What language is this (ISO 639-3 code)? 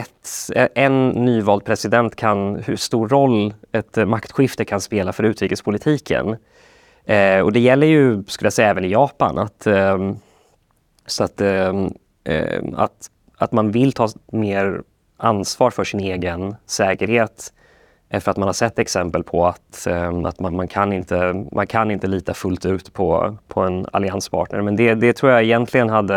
swe